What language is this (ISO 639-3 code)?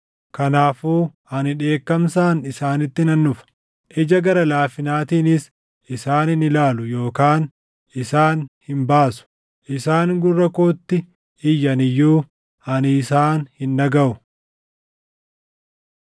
orm